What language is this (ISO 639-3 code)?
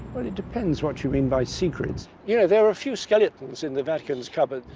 eng